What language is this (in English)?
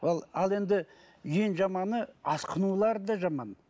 Kazakh